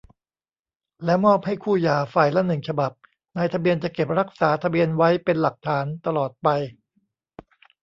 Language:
Thai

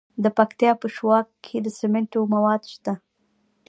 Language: Pashto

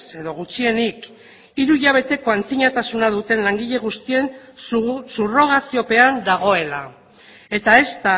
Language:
Basque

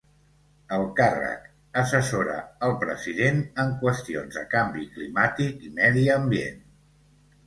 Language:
Catalan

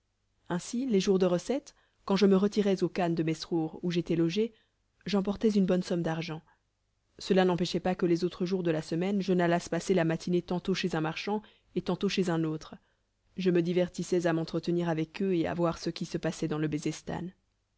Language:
French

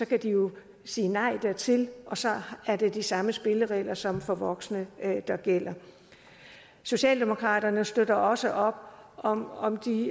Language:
Danish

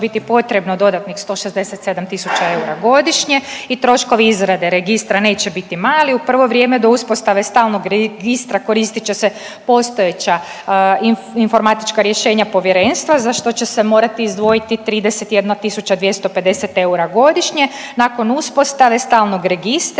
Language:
Croatian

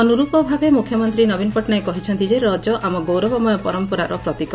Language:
Odia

